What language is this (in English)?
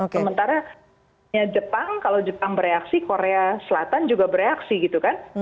Indonesian